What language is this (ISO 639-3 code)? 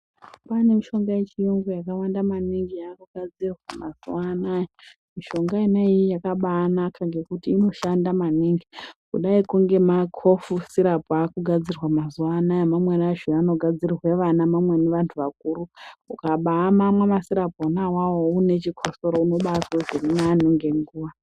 ndc